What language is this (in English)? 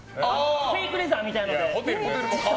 Japanese